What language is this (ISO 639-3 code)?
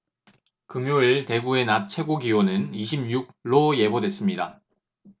kor